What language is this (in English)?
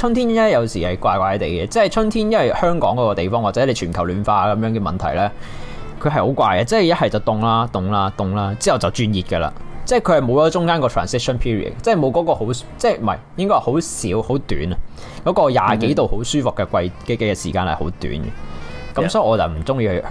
Chinese